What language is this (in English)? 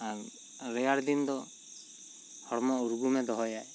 Santali